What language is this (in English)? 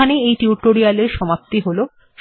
Bangla